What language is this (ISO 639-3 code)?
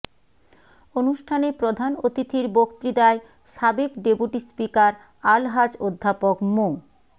ben